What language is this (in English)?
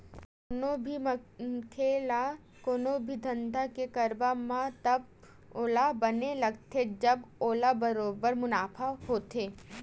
Chhattisgarhi